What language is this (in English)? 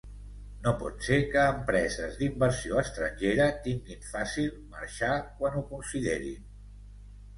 Catalan